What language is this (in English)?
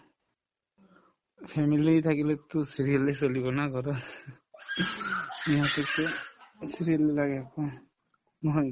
Assamese